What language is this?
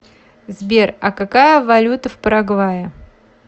Russian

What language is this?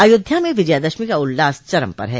Hindi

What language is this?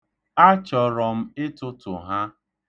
Igbo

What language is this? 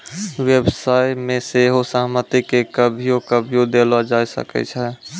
Maithili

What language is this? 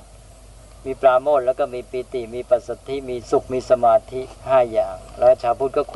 Thai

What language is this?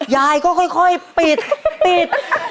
Thai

